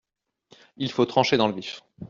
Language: French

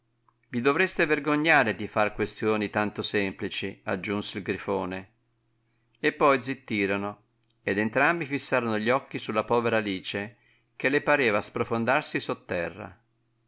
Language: Italian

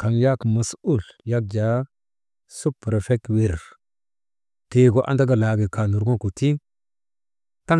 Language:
Maba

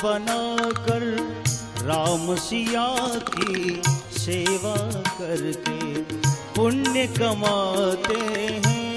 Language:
Hindi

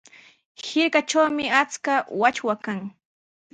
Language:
Sihuas Ancash Quechua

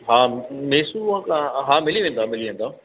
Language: Sindhi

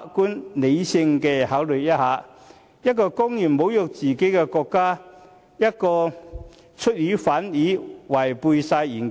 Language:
Cantonese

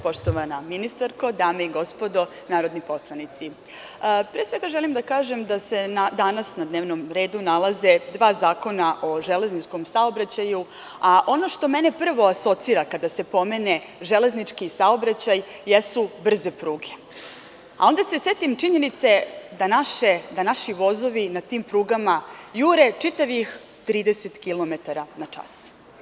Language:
Serbian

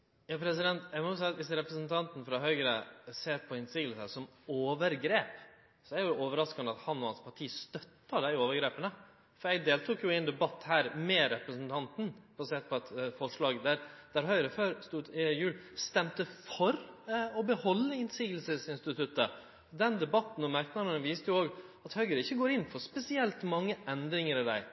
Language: Norwegian Nynorsk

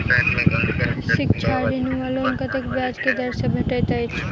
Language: Maithili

